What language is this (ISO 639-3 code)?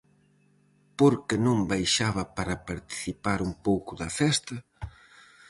glg